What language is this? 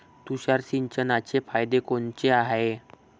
Marathi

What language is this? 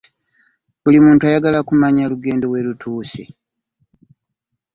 Ganda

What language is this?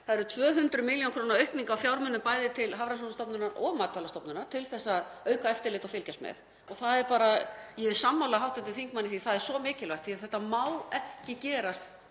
Icelandic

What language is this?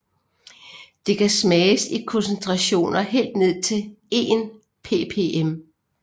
Danish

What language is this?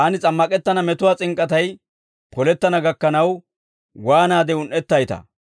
Dawro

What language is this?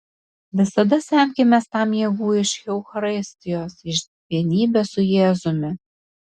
Lithuanian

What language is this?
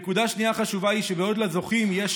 Hebrew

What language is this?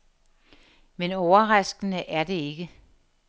Danish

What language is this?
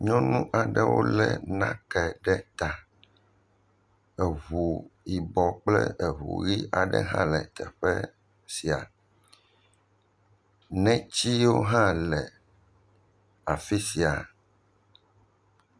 Ewe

